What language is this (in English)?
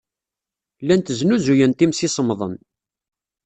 Kabyle